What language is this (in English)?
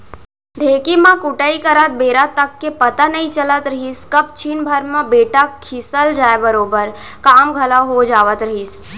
Chhattisgarhi